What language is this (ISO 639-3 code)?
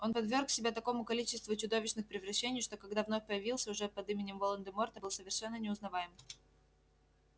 rus